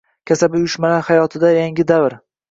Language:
Uzbek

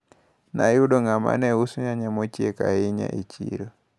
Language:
Luo (Kenya and Tanzania)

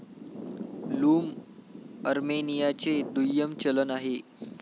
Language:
Marathi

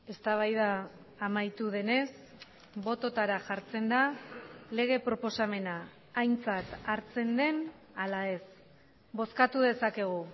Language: Basque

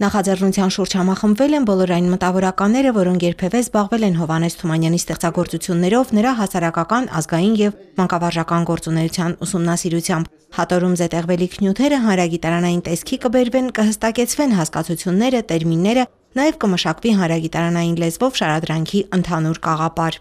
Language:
Russian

